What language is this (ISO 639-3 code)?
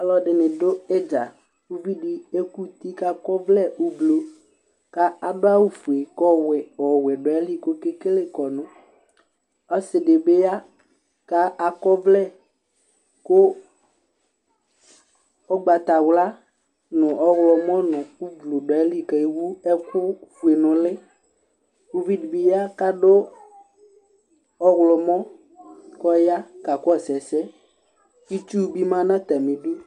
kpo